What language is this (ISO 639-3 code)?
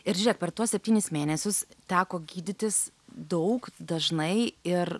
lit